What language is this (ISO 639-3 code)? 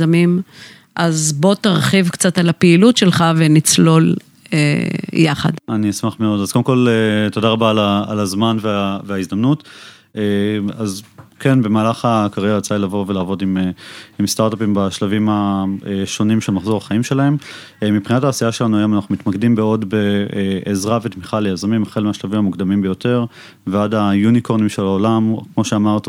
heb